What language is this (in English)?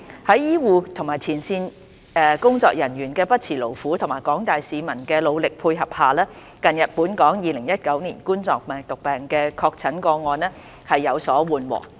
Cantonese